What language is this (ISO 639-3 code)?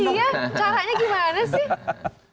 ind